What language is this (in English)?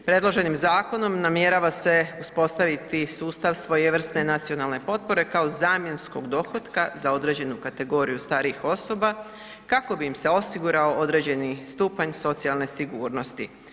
Croatian